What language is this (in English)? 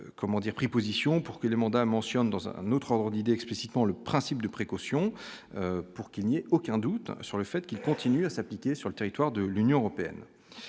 French